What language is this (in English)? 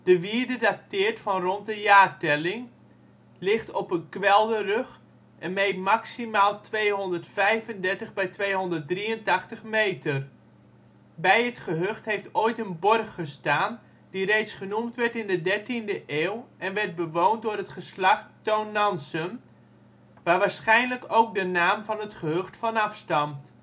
Dutch